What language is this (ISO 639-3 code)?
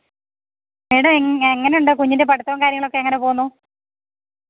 mal